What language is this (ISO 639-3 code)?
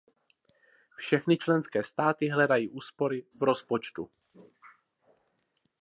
ces